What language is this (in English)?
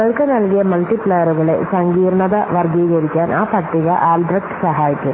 Malayalam